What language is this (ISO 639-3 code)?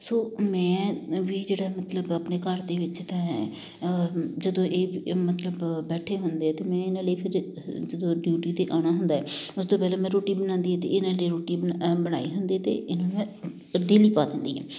pan